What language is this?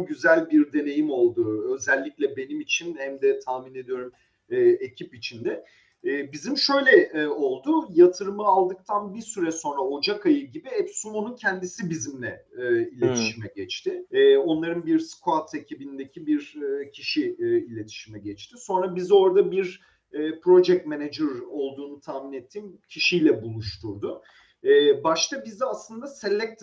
Turkish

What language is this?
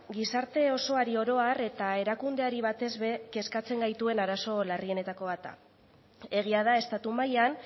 Basque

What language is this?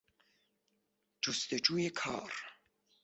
Persian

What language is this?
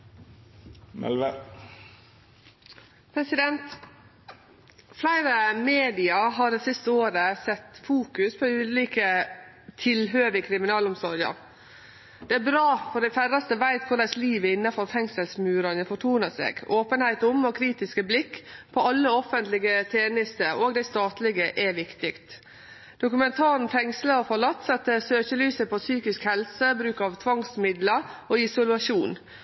Norwegian Nynorsk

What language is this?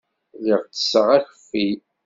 Kabyle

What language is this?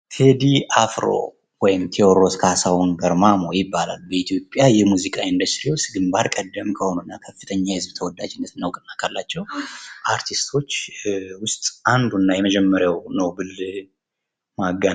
Amharic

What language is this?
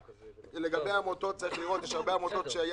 Hebrew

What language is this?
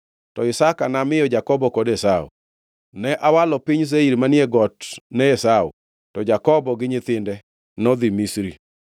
Luo (Kenya and Tanzania)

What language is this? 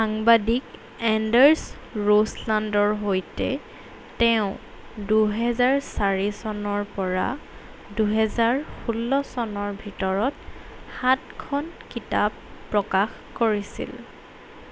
Assamese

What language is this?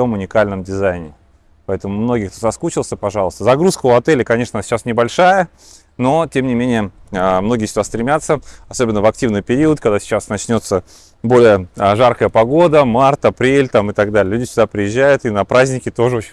Russian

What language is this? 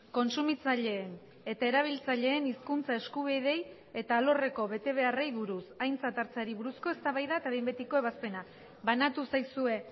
Basque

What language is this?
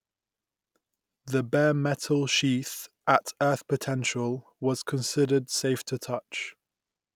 English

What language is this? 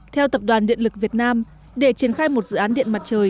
Vietnamese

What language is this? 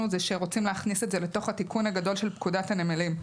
Hebrew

